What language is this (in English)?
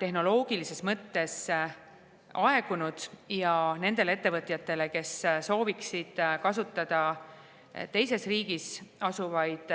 Estonian